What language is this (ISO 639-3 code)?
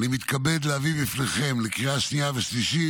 heb